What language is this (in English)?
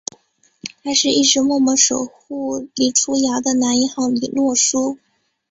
Chinese